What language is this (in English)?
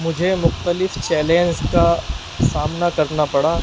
Urdu